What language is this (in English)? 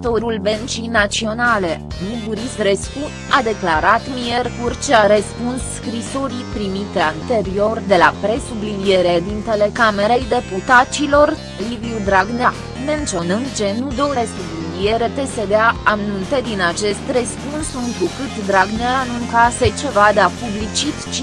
Romanian